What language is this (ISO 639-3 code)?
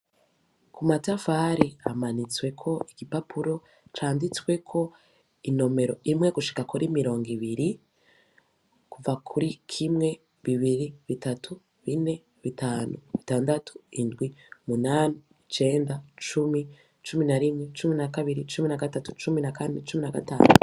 run